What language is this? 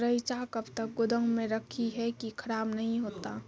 Maithili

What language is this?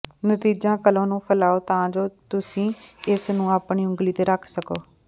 Punjabi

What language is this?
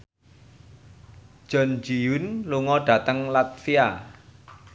Javanese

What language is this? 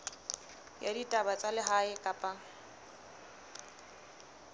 Southern Sotho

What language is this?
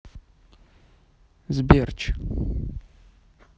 Russian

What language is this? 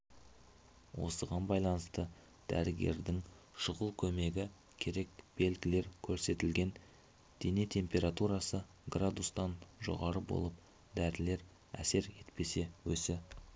Kazakh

